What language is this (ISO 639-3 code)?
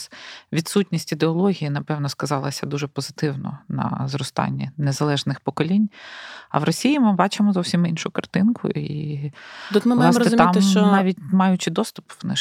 ukr